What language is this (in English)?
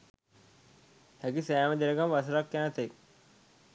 Sinhala